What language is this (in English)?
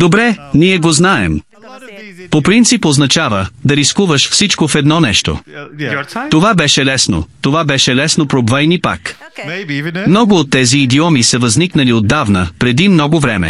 Bulgarian